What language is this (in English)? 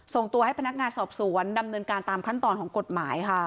Thai